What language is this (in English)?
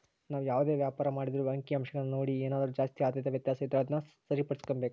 Kannada